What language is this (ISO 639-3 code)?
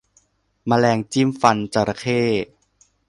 tha